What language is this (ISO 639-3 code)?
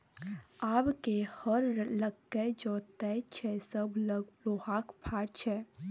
mai